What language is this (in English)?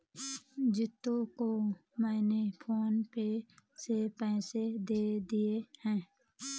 Hindi